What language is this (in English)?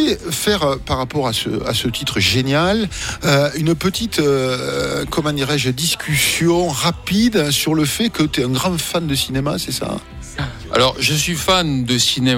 French